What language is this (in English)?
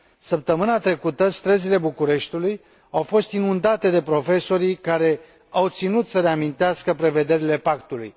Romanian